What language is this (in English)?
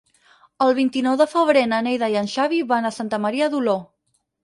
Catalan